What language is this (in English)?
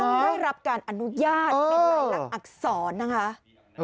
Thai